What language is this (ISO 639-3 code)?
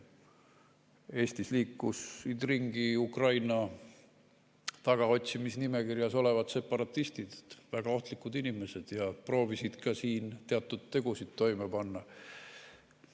est